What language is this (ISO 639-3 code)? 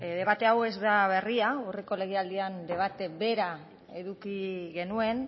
eus